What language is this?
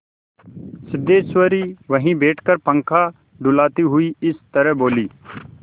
Hindi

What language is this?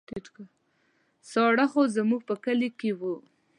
Pashto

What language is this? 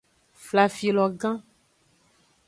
Aja (Benin)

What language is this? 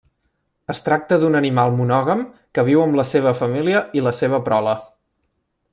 Catalan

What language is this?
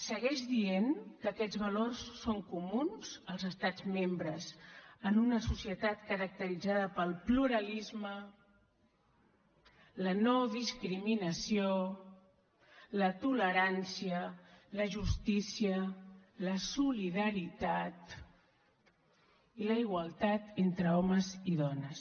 Catalan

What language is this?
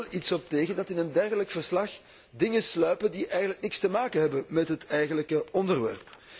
Dutch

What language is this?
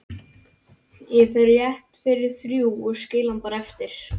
Icelandic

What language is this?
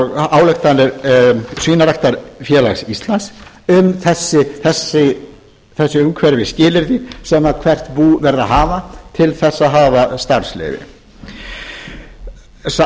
Icelandic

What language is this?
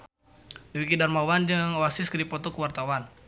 Sundanese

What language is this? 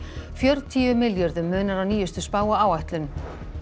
Icelandic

